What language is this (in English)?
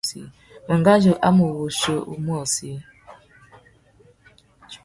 Tuki